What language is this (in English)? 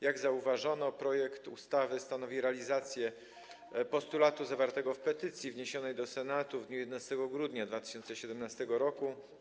Polish